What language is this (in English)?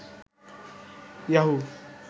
Bangla